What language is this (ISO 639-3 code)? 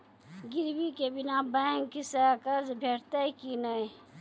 mai